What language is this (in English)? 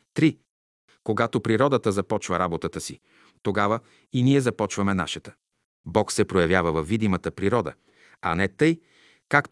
Bulgarian